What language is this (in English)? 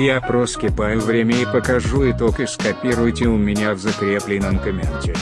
Russian